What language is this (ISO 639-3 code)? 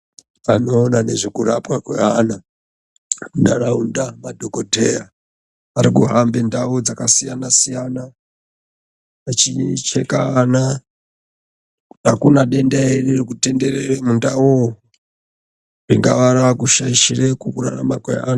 ndc